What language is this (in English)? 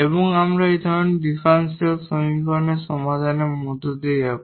Bangla